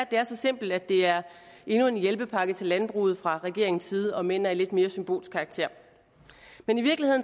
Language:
Danish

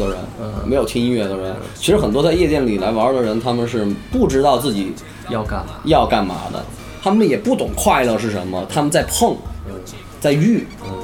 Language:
Chinese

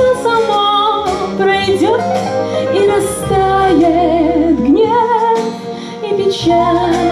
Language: Ukrainian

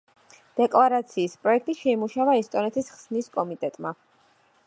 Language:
Georgian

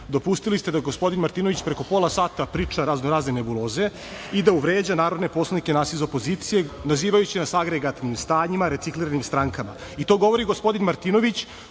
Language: Serbian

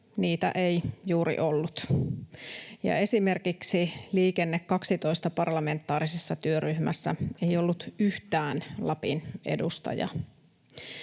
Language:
Finnish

